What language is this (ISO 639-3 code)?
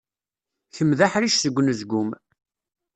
kab